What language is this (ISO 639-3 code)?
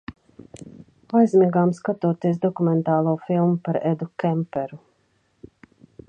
lav